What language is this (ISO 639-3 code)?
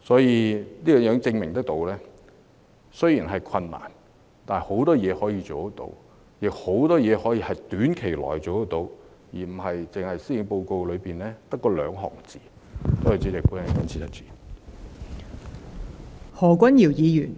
yue